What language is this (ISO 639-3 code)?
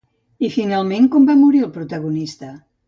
cat